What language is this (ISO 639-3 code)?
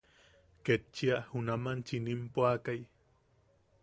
yaq